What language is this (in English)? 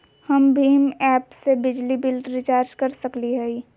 Magahi